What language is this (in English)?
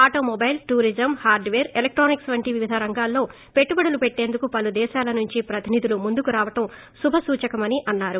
Telugu